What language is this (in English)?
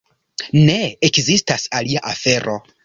Esperanto